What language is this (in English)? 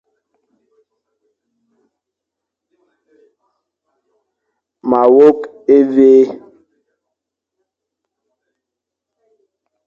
Fang